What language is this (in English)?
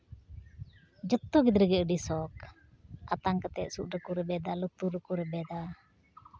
Santali